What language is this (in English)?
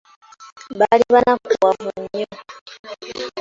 Ganda